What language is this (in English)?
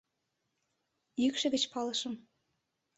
Mari